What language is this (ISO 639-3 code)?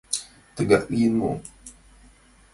chm